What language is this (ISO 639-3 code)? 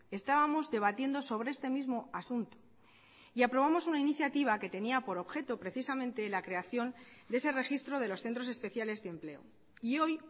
spa